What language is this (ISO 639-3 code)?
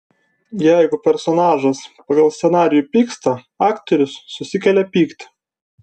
lit